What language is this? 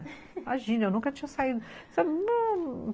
Portuguese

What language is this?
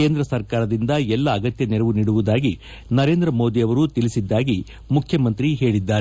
Kannada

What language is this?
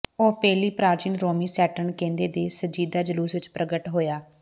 Punjabi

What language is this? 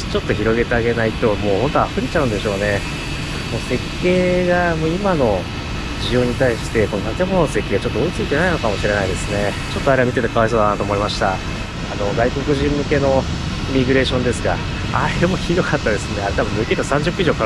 Japanese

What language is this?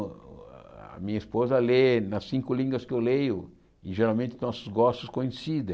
Portuguese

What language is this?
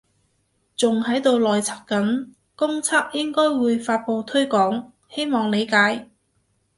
Cantonese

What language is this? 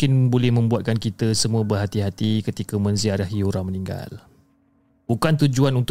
Malay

